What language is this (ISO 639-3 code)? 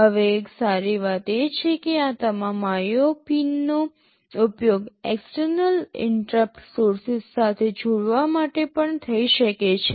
guj